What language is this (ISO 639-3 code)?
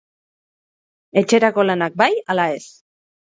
eus